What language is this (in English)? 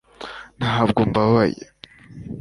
Kinyarwanda